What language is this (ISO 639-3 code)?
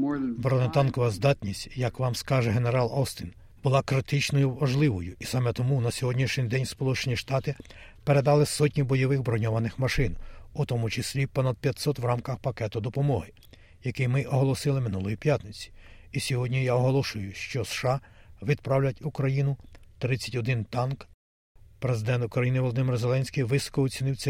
ukr